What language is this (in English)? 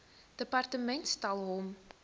Afrikaans